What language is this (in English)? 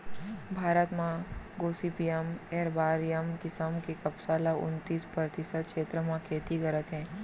Chhattisgarhi